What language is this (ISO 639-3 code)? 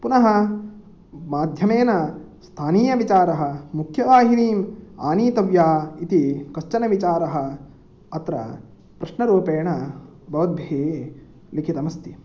san